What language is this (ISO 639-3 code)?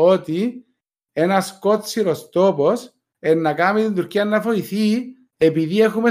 ell